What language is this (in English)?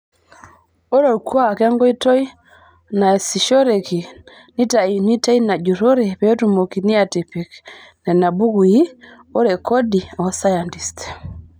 Masai